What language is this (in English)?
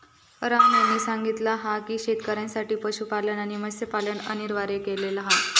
Marathi